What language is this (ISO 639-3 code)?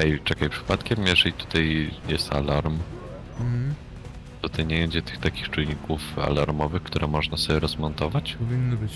pol